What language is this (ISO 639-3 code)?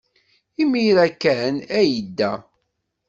kab